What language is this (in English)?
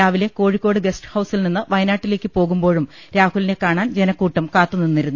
Malayalam